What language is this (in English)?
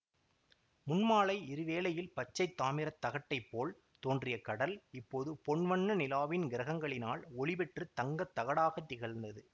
Tamil